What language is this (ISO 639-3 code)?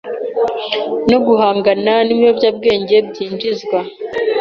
kin